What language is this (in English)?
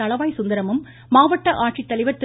Tamil